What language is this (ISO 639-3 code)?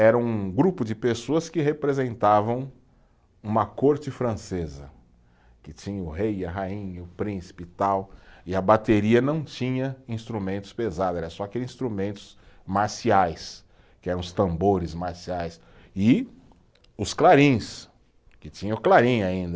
por